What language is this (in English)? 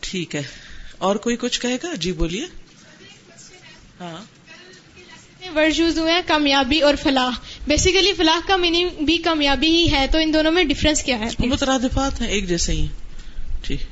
Urdu